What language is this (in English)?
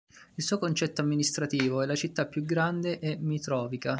Italian